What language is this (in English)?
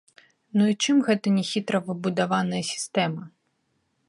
Belarusian